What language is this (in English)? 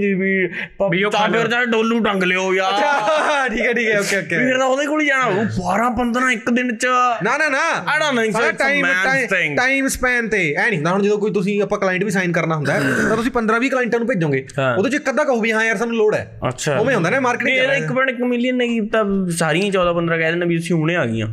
Punjabi